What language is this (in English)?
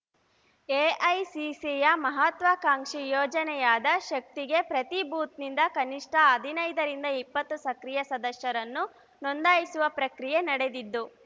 Kannada